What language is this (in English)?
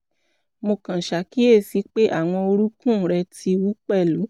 Yoruba